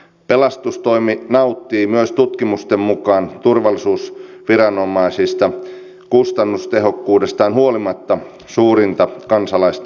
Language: Finnish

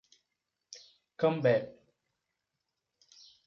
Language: Portuguese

